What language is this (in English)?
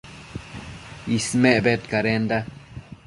Matsés